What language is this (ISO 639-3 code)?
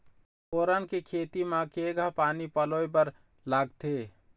hne